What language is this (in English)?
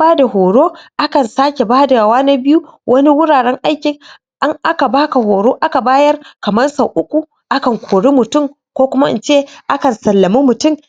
Hausa